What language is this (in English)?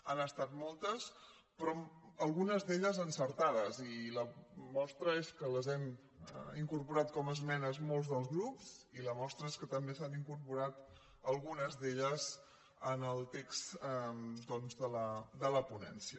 Catalan